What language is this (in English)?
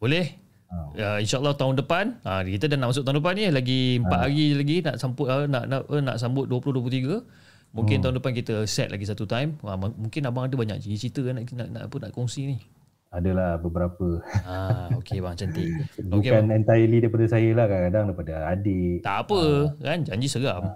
Malay